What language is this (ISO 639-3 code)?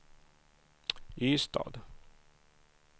swe